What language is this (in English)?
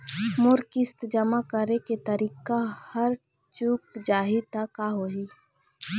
Chhattisgarhi